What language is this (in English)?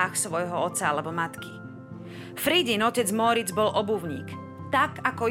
Slovak